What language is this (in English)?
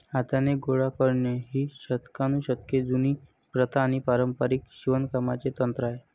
Marathi